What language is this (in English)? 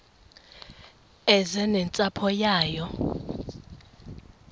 Xhosa